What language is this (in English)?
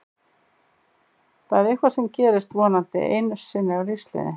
Icelandic